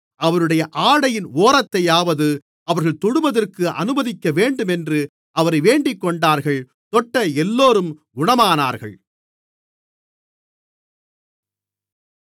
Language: Tamil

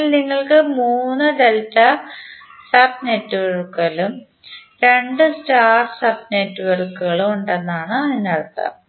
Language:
Malayalam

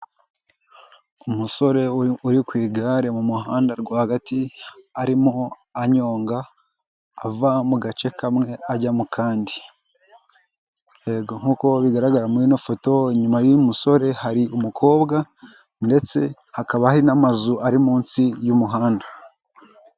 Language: Kinyarwanda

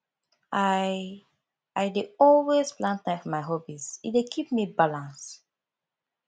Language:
Nigerian Pidgin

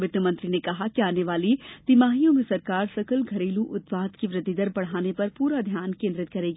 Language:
Hindi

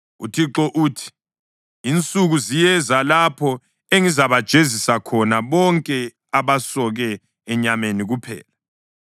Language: North Ndebele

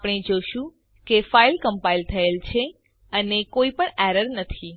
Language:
Gujarati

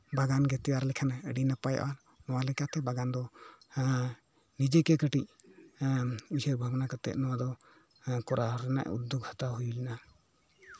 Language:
Santali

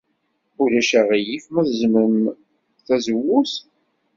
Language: Kabyle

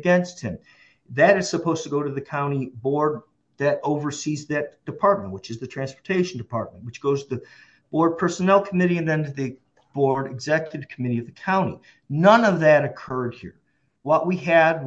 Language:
English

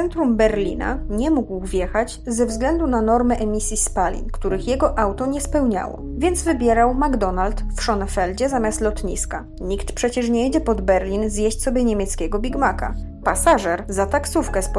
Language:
Polish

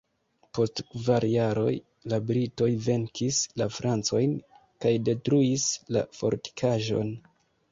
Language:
Esperanto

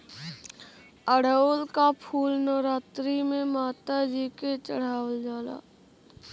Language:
Bhojpuri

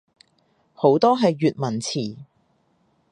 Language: Cantonese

